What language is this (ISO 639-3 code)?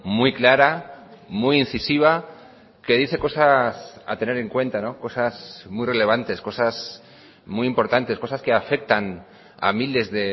spa